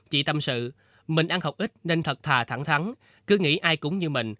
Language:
Vietnamese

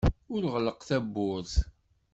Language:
Kabyle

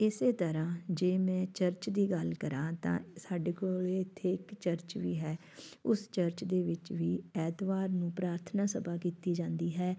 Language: Punjabi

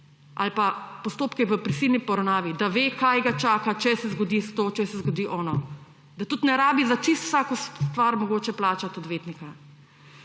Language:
Slovenian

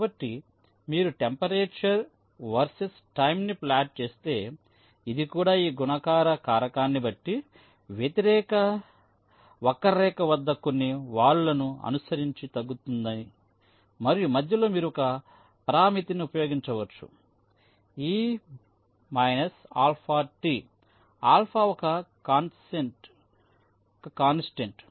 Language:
Telugu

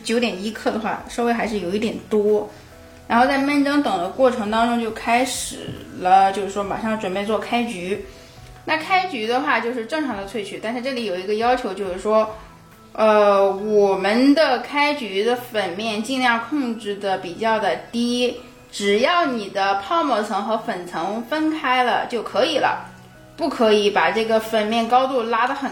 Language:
Chinese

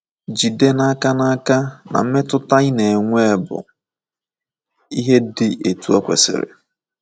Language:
Igbo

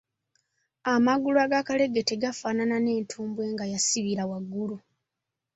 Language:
Ganda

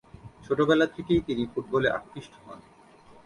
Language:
Bangla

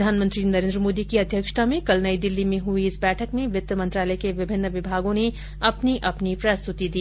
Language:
Hindi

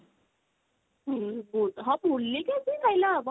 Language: Odia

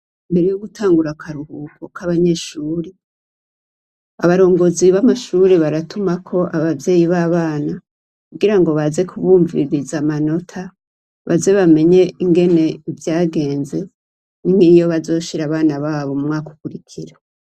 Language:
Rundi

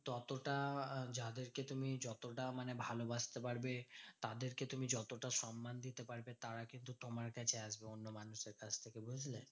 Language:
Bangla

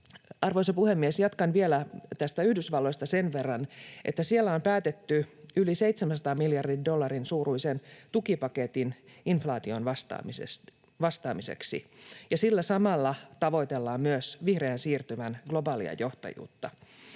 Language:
Finnish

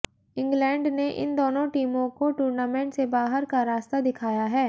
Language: Hindi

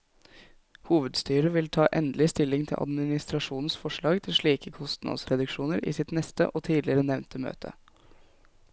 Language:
Norwegian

